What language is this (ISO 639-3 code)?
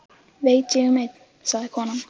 isl